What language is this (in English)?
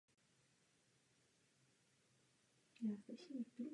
Czech